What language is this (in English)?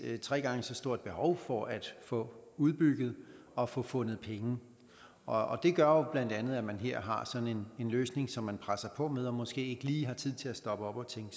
Danish